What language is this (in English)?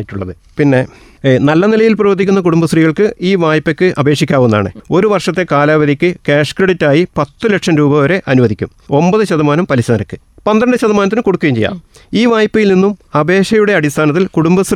Malayalam